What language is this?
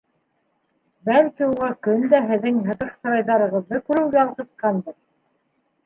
Bashkir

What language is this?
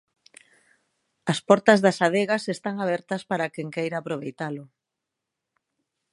Galician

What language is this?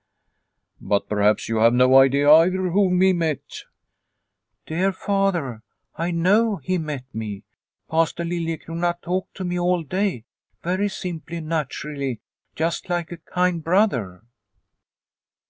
English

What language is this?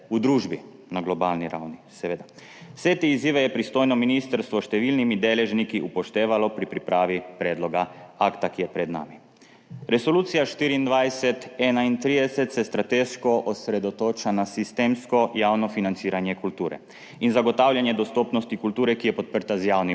Slovenian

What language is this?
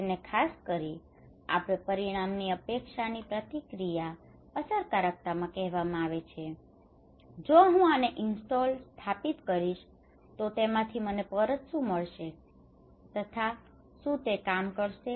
Gujarati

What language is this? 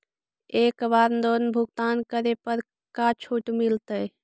Magahi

